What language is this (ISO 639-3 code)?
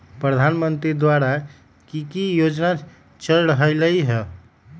mag